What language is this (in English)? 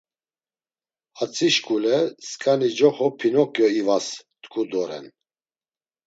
Laz